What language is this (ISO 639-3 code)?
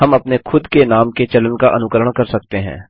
hin